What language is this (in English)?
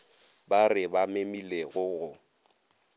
Northern Sotho